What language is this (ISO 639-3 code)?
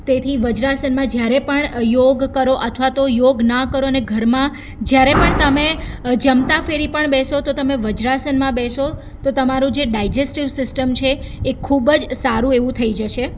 guj